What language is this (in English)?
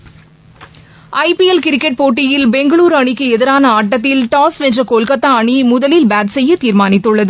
Tamil